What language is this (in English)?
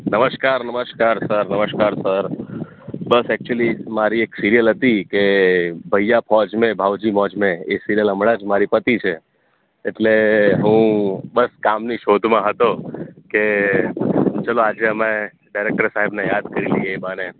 Gujarati